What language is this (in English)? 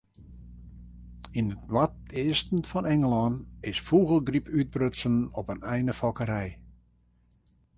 Western Frisian